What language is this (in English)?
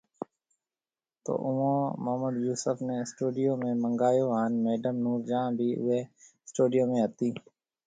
Marwari (Pakistan)